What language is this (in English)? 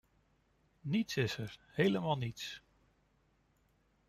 Dutch